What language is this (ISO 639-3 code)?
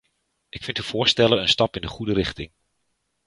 nld